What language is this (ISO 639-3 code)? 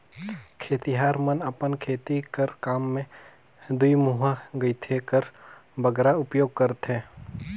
hne